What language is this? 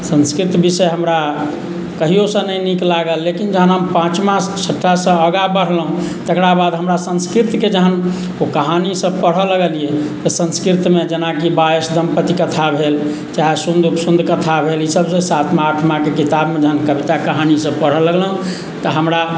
Maithili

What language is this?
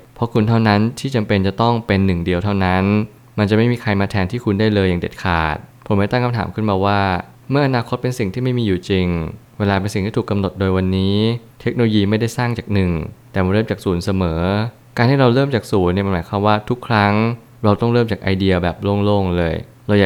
Thai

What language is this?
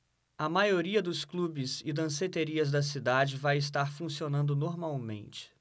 Portuguese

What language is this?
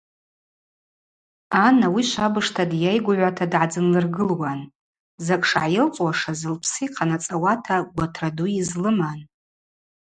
Abaza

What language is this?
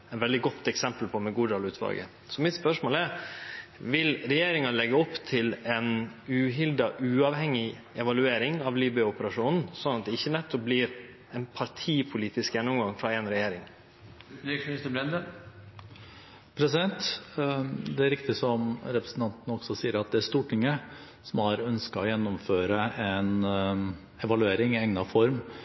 Norwegian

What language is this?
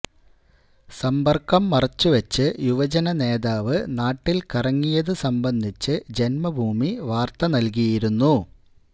Malayalam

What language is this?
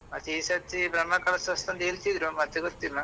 Kannada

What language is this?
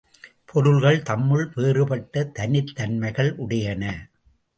Tamil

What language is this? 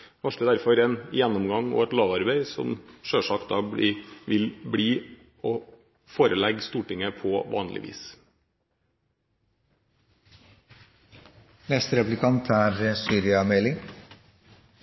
Norwegian Bokmål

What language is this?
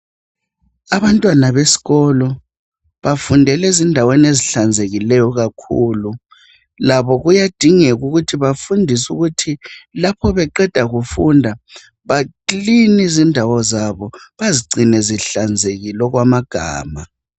North Ndebele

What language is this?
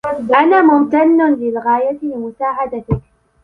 Arabic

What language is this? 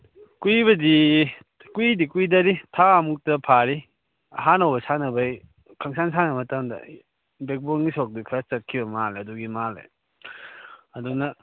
Manipuri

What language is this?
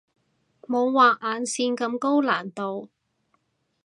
Cantonese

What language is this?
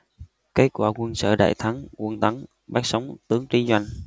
Vietnamese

